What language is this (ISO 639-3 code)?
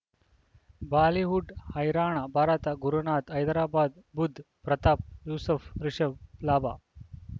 kan